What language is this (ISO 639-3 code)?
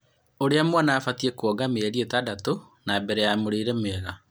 kik